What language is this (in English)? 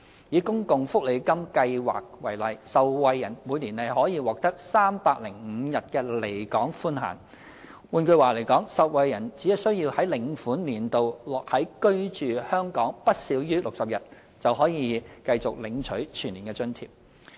Cantonese